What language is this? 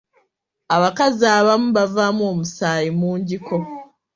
Ganda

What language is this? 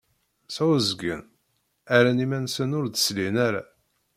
Kabyle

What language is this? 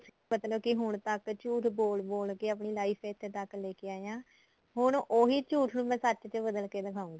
Punjabi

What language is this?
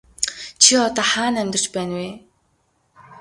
Mongolian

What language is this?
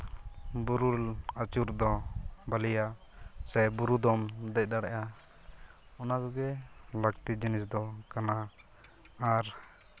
Santali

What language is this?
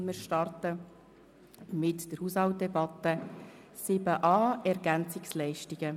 Swiss German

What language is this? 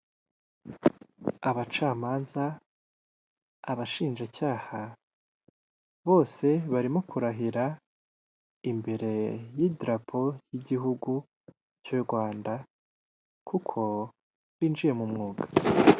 Kinyarwanda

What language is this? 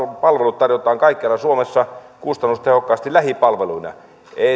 Finnish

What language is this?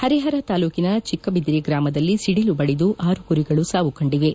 Kannada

